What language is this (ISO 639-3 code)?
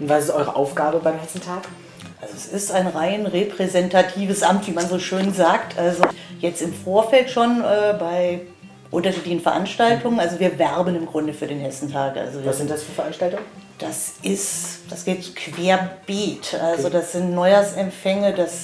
deu